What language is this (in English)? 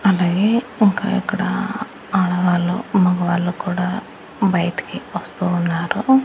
Telugu